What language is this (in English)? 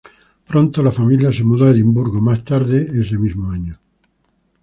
Spanish